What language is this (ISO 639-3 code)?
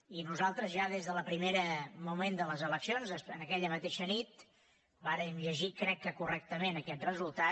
cat